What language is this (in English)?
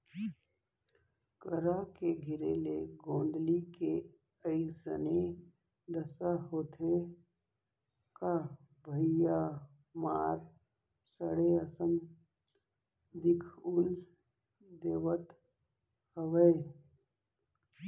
Chhattisgarhi